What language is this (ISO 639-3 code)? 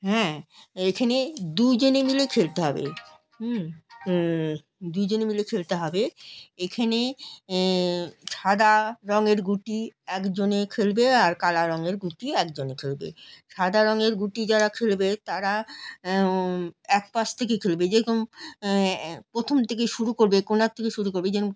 ben